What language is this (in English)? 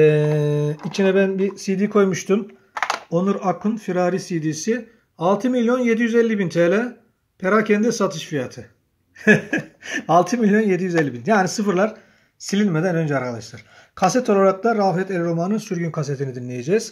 Turkish